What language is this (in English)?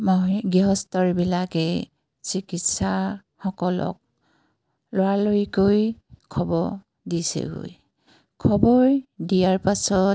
Assamese